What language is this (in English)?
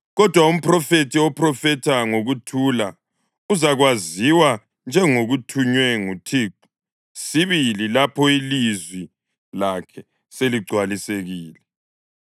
North Ndebele